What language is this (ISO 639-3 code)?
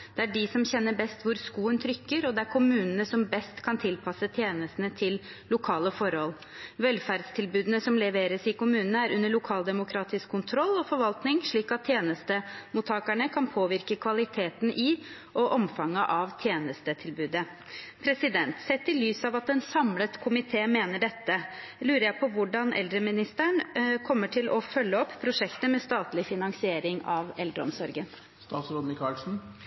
nob